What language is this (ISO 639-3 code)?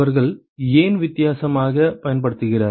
tam